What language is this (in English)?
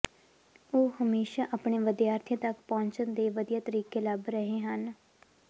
Punjabi